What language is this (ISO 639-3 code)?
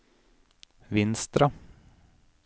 nor